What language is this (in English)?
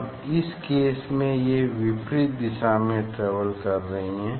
Hindi